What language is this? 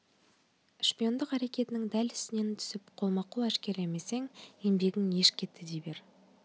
Kazakh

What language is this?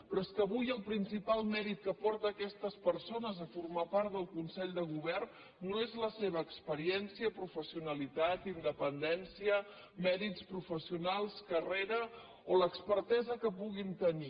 Catalan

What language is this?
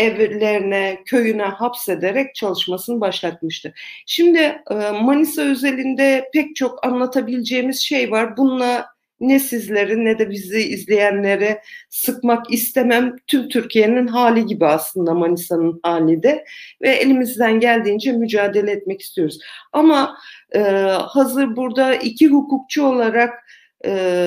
Turkish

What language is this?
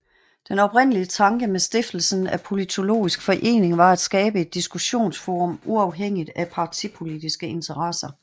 Danish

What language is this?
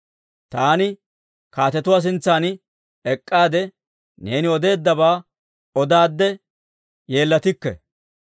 Dawro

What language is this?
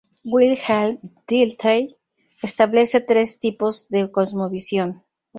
Spanish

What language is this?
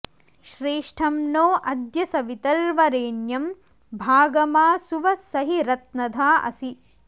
Sanskrit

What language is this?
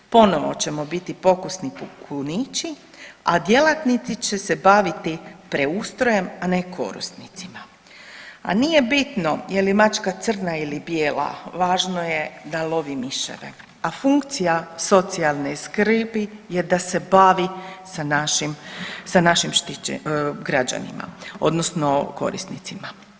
Croatian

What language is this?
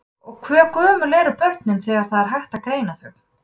Icelandic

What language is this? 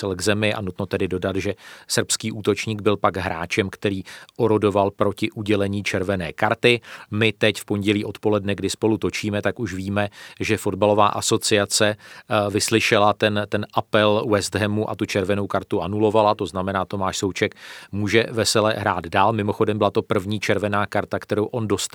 Czech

